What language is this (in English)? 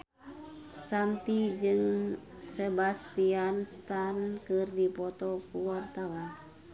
Sundanese